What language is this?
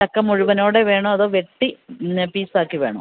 Malayalam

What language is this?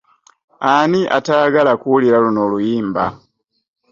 Ganda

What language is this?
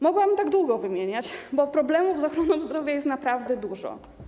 Polish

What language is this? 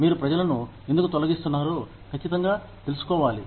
Telugu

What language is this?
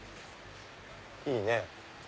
Japanese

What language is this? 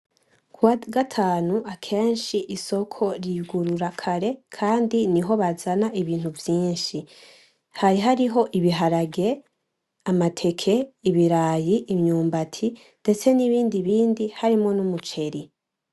Rundi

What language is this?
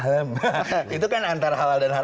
Indonesian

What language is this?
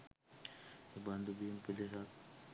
Sinhala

